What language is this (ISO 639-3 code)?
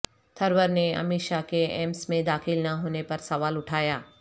urd